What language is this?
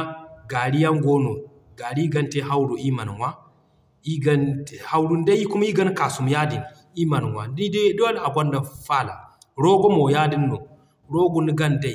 Zarma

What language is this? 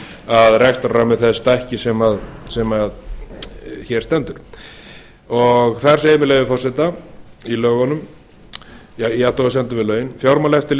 Icelandic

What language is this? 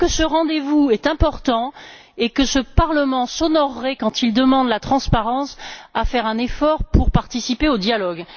French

